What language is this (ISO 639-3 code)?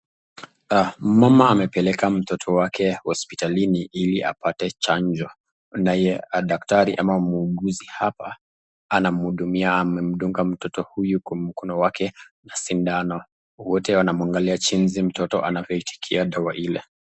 swa